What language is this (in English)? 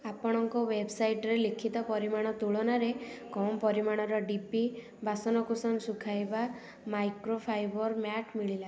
Odia